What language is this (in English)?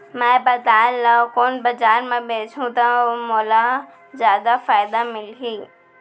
Chhattisgarhi